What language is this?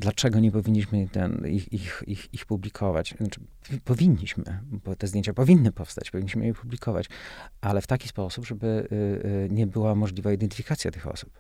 Polish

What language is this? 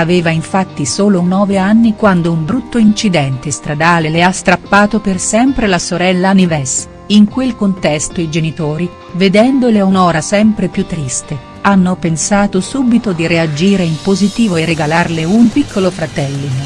Italian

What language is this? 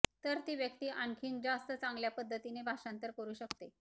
Marathi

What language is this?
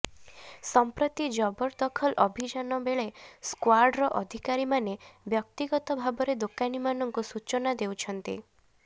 Odia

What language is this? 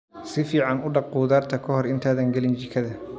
Somali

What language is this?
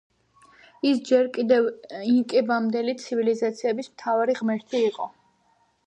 Georgian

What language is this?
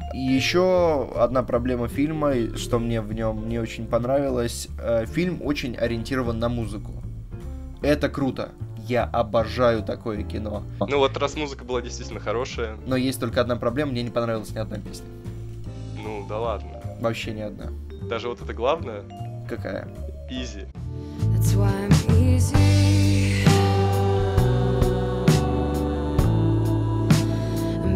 Russian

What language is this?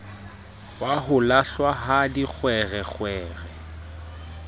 Southern Sotho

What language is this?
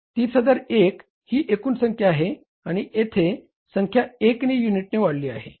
Marathi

